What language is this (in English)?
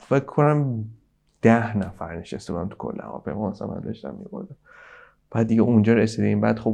Persian